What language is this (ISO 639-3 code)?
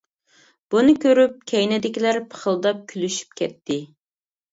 uig